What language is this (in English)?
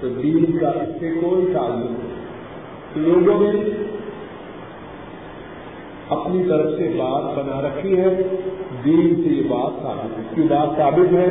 Urdu